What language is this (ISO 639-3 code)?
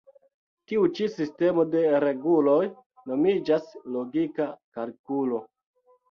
epo